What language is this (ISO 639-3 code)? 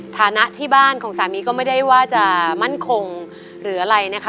tha